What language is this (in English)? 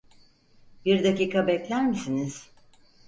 Turkish